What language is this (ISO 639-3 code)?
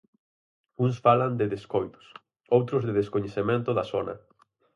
glg